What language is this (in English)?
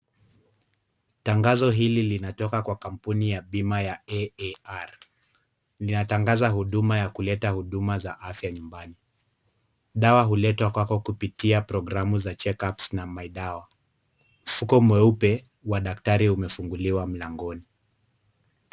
Swahili